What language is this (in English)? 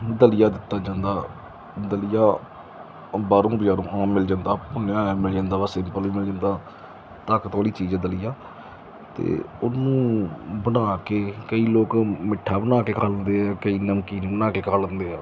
Punjabi